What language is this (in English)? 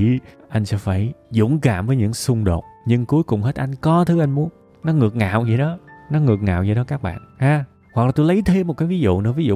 Vietnamese